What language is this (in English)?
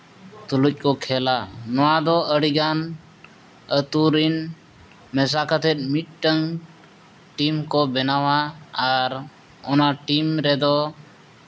Santali